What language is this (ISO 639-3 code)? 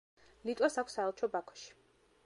kat